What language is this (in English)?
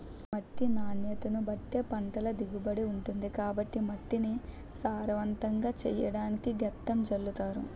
Telugu